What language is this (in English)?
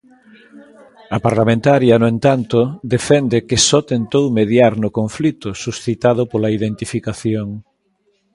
Galician